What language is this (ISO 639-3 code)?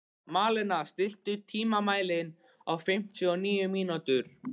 isl